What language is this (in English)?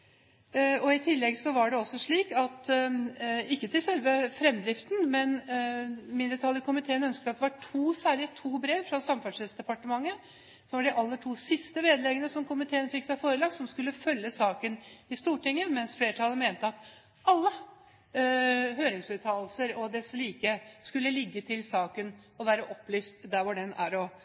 Norwegian Bokmål